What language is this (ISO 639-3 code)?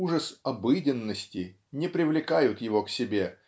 rus